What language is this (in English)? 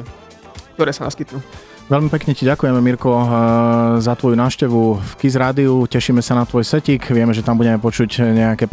Slovak